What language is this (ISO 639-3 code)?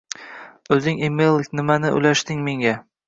uzb